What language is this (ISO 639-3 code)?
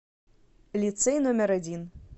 rus